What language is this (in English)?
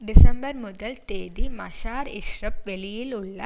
Tamil